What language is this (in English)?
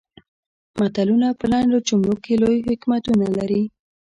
Pashto